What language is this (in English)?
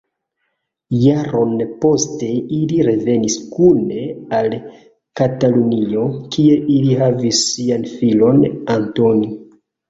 Esperanto